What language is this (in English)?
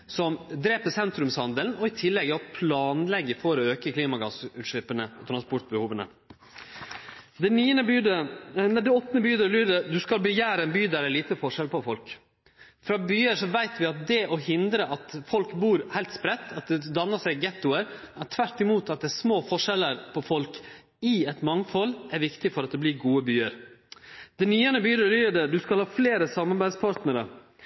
Norwegian Nynorsk